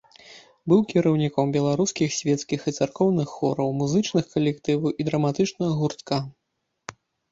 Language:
Belarusian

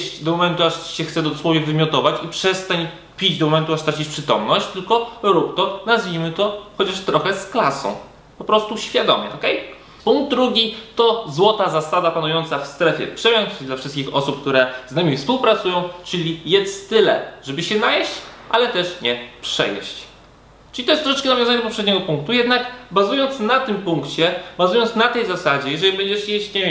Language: Polish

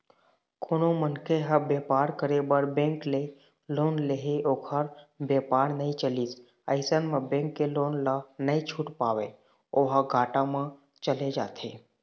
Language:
Chhattisgarhi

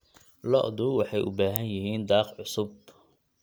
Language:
Somali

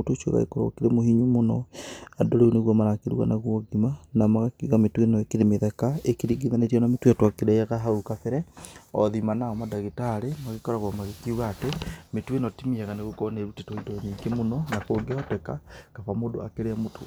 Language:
Kikuyu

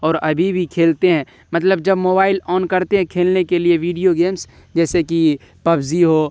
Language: Urdu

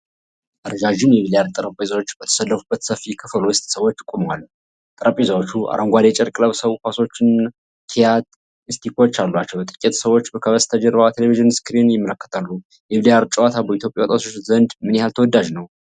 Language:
Amharic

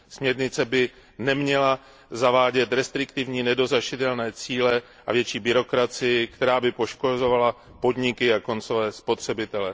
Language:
Czech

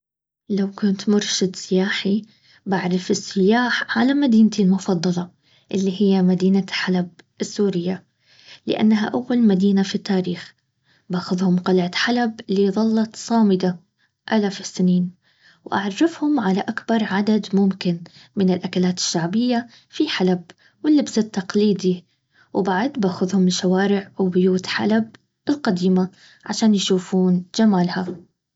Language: Baharna Arabic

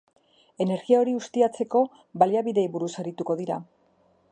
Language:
Basque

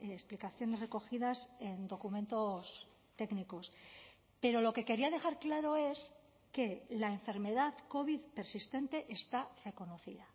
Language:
Spanish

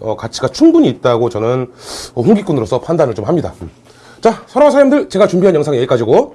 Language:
Korean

